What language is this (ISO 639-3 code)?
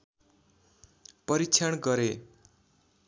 nep